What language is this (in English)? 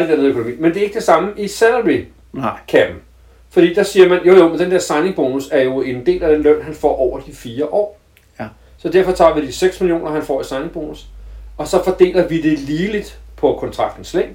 Danish